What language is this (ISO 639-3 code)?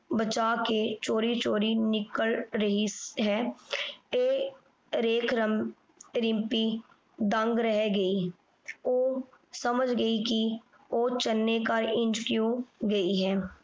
pan